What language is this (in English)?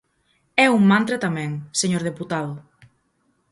Galician